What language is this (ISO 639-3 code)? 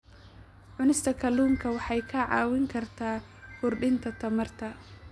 som